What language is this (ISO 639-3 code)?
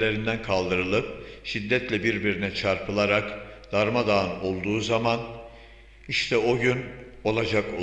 tur